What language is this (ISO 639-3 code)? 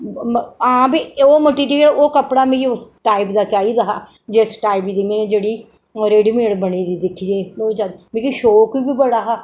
doi